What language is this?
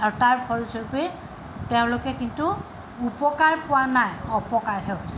Assamese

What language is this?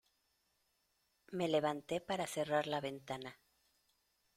Spanish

